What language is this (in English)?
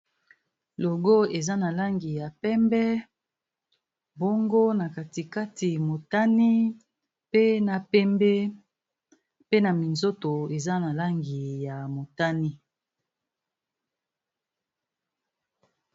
Lingala